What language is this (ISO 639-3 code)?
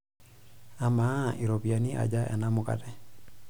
mas